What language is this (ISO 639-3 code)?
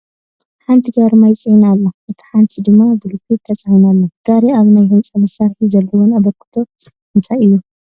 tir